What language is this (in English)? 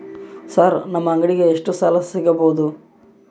Kannada